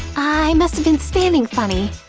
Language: English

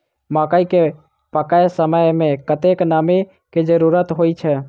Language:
Maithili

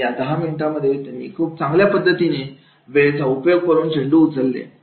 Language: Marathi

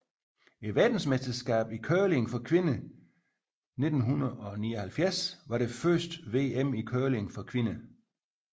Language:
Danish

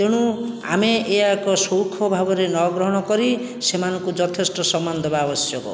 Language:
Odia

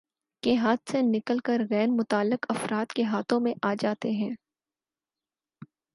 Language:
Urdu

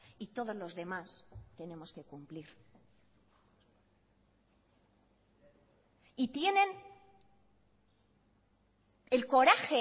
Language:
Spanish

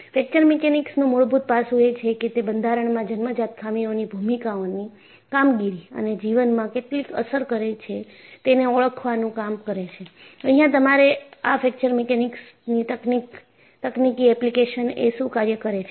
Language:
Gujarati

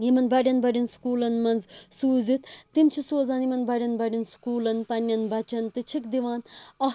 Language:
Kashmiri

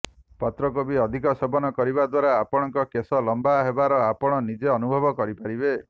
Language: Odia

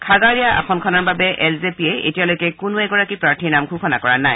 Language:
Assamese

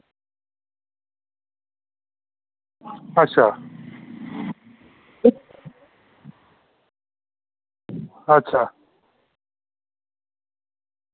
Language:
Dogri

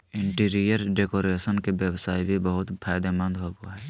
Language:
Magahi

